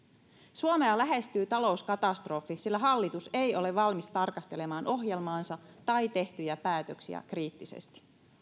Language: Finnish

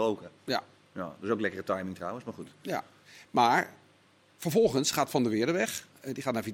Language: Dutch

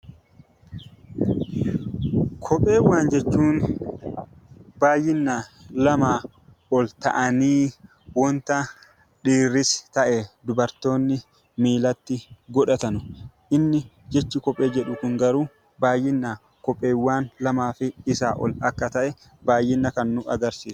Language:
Oromo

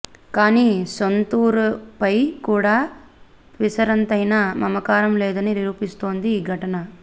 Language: Telugu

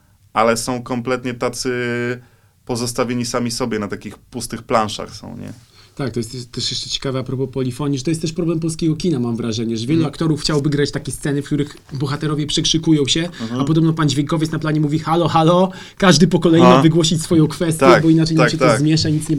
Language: Polish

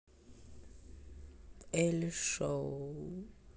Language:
Russian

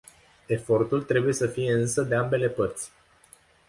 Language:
Romanian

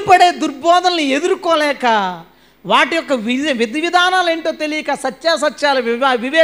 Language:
Telugu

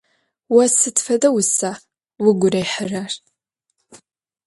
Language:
Adyghe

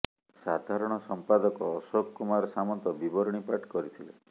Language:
Odia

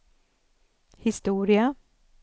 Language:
Swedish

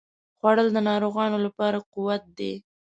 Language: Pashto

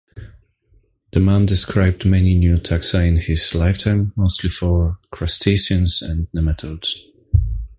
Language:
English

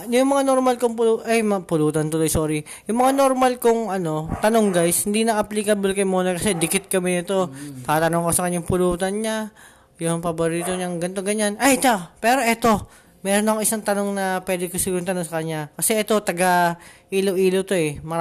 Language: Filipino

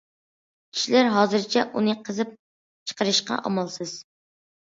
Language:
Uyghur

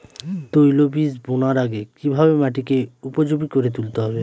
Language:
Bangla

